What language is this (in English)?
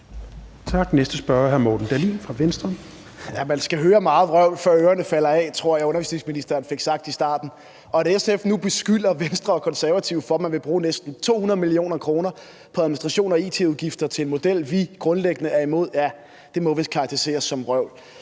Danish